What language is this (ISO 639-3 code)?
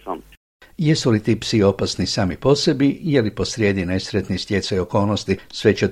hrv